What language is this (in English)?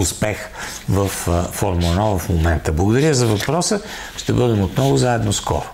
Bulgarian